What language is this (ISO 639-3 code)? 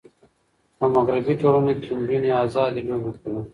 pus